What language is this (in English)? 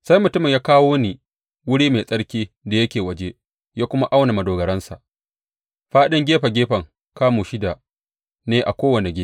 Hausa